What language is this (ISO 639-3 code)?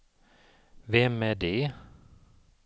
swe